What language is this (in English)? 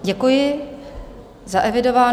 Czech